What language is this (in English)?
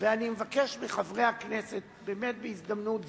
Hebrew